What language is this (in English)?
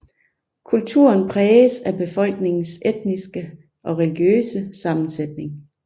Danish